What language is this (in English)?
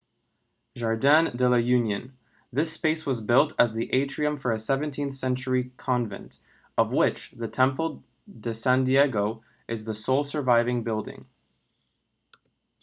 English